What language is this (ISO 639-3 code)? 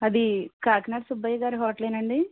tel